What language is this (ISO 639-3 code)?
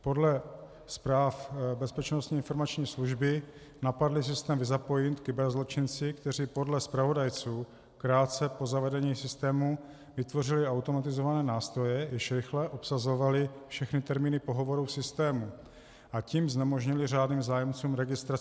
ces